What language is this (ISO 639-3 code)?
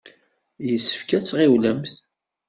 kab